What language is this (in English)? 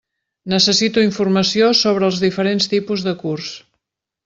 Catalan